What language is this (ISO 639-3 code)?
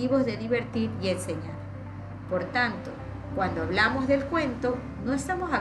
spa